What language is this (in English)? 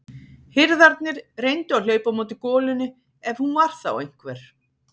Icelandic